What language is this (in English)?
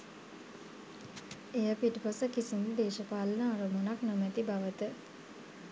Sinhala